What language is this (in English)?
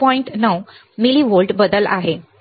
Marathi